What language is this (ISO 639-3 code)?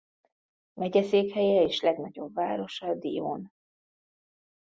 hun